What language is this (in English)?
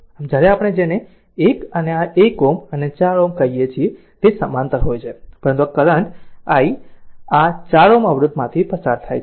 Gujarati